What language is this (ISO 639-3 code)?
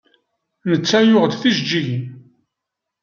kab